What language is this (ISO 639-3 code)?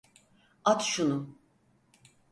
tur